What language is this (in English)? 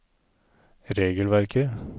Norwegian